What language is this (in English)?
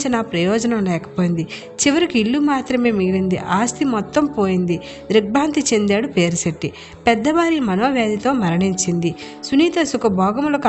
Telugu